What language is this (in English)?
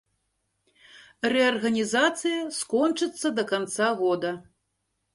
Belarusian